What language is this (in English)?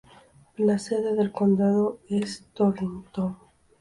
Spanish